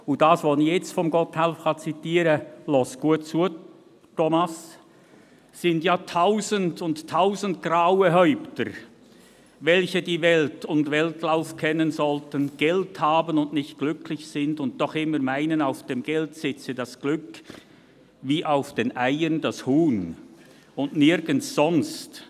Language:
Swiss German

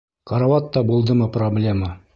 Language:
Bashkir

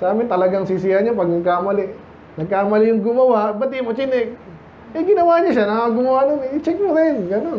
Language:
Filipino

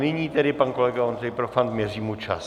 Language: Czech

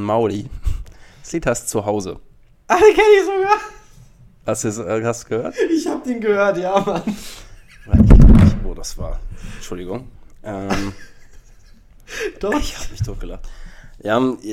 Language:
German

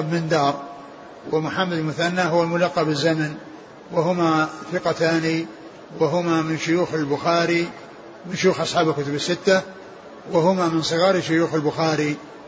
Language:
Arabic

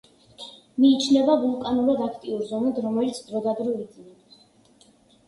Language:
Georgian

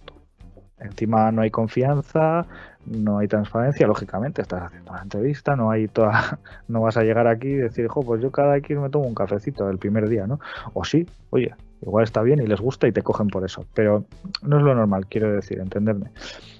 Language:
Spanish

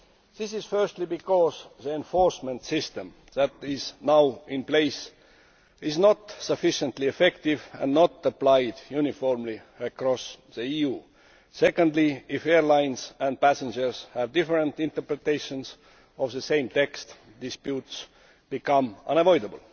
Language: English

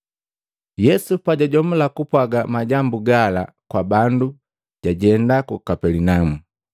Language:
Matengo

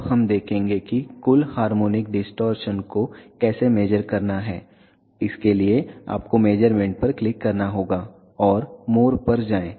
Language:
Hindi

